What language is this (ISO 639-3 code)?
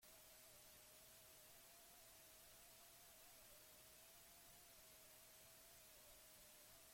eus